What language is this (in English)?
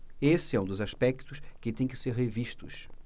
Portuguese